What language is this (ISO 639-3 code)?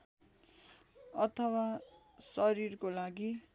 nep